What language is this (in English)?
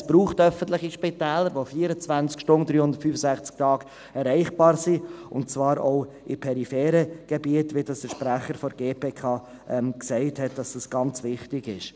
Swiss German